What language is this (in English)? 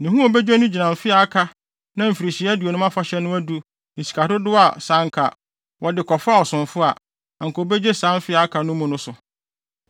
Akan